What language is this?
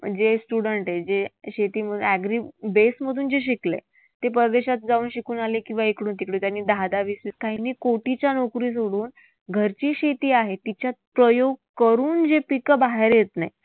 Marathi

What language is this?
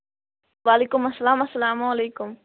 Kashmiri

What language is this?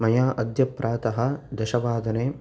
Sanskrit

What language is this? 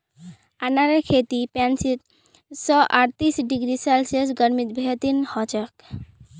Magahi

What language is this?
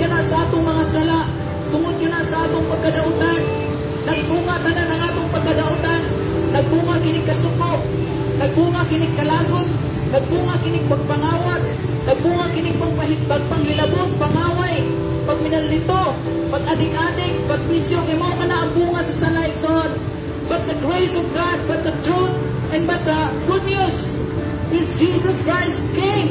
Filipino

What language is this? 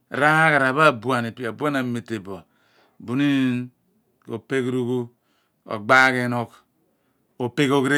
Abua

